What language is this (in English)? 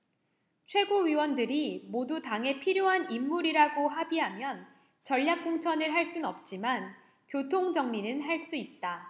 Korean